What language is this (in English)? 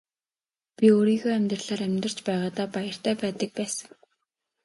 Mongolian